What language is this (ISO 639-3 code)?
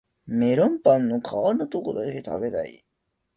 jpn